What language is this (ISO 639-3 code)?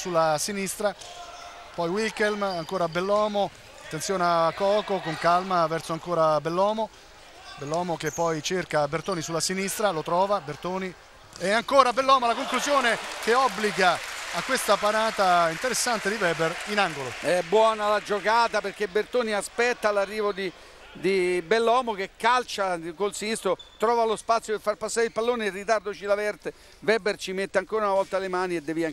ita